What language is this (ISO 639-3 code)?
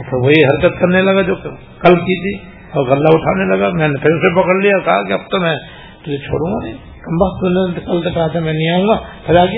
urd